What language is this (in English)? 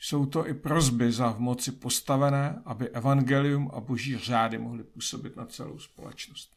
Czech